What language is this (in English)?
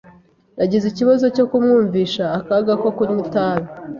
Kinyarwanda